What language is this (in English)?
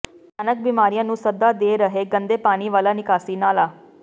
Punjabi